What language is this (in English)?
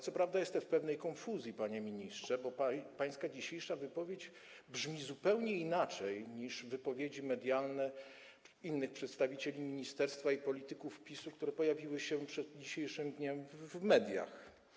Polish